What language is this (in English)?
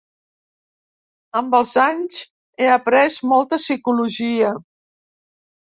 Catalan